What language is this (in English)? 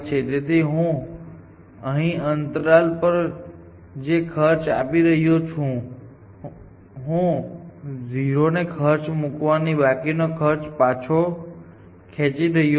Gujarati